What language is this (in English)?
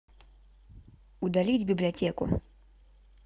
Russian